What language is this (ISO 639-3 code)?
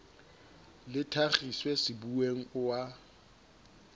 sot